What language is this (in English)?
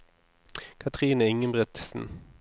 Norwegian